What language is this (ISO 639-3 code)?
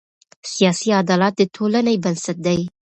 pus